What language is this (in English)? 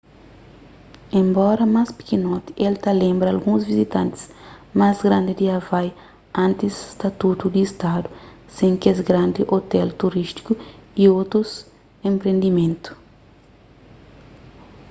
Kabuverdianu